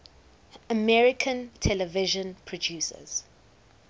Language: English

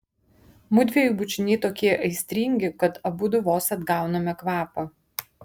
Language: Lithuanian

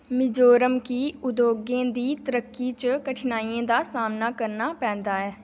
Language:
Dogri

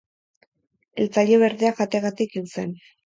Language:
Basque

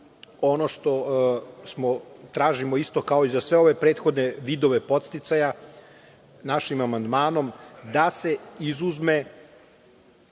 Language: Serbian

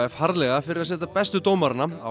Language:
Icelandic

